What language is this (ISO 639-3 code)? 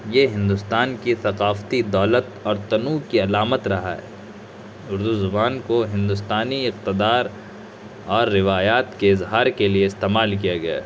urd